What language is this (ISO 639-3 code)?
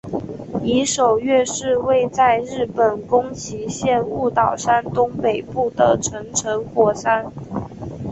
zho